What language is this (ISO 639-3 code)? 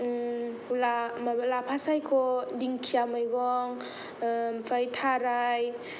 brx